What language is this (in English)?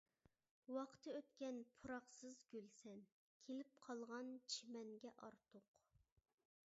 Uyghur